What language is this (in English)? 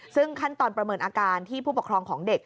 Thai